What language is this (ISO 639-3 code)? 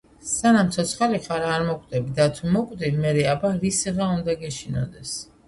kat